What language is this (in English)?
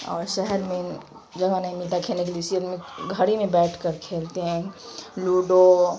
Urdu